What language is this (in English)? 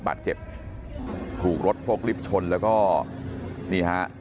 Thai